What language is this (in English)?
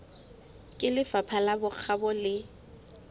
Southern Sotho